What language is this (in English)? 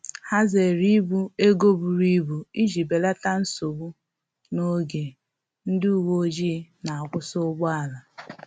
Igbo